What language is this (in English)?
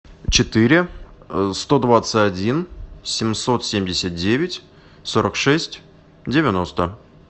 Russian